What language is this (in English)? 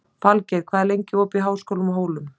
Icelandic